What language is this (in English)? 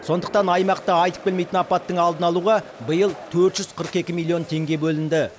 Kazakh